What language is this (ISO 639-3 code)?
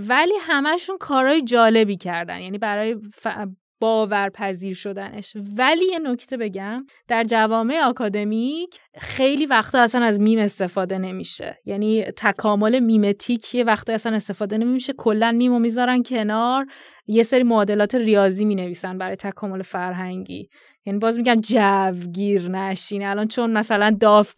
fas